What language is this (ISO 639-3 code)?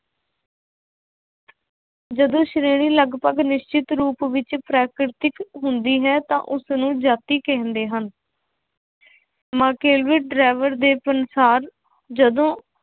pan